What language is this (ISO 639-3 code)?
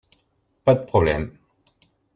fra